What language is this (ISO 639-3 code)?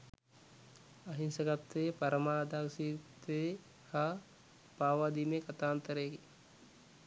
sin